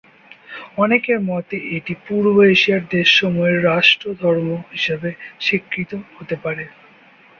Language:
Bangla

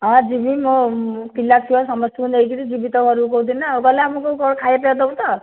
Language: Odia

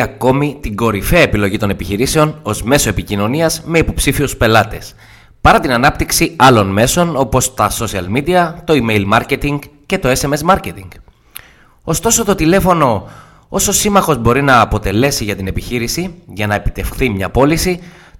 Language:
Greek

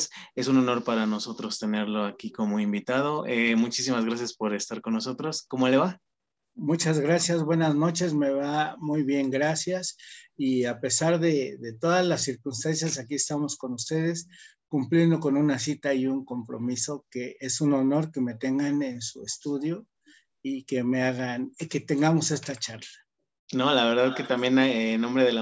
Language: Spanish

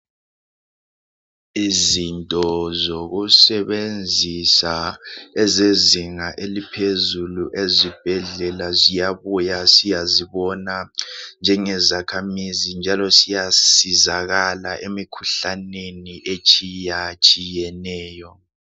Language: North Ndebele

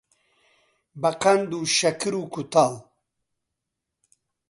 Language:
Central Kurdish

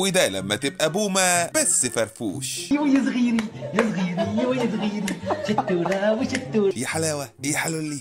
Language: Arabic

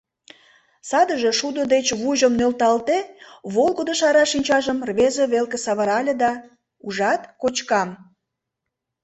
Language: Mari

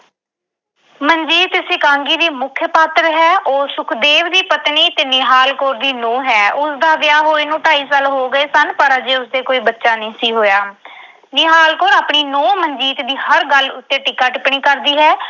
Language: Punjabi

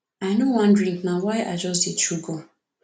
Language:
Nigerian Pidgin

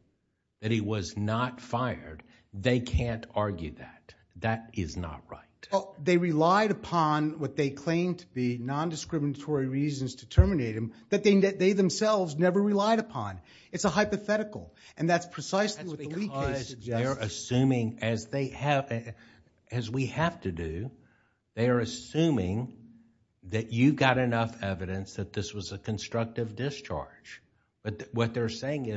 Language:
English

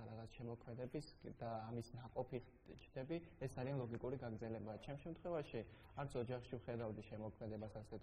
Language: Romanian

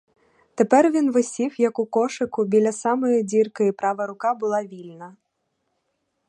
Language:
Ukrainian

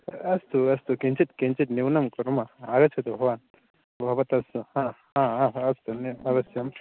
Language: Sanskrit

